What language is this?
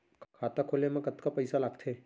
Chhattisgarhi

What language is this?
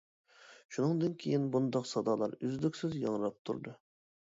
Uyghur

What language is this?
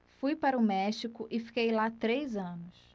Portuguese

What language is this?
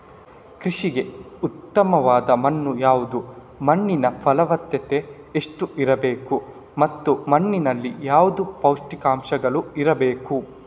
Kannada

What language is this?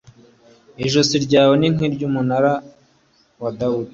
Kinyarwanda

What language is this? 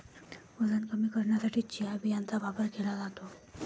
Marathi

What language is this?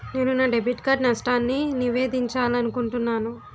Telugu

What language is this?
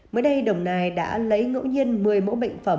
Vietnamese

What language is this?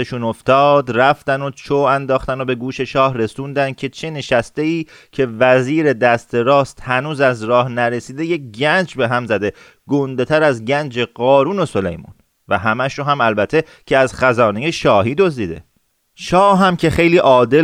Persian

